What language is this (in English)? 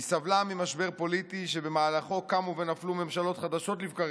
Hebrew